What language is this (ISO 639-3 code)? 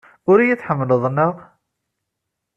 kab